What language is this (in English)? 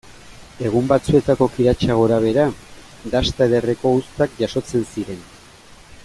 Basque